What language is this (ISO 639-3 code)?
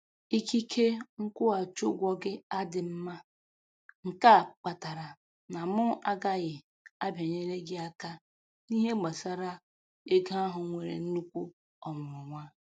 ibo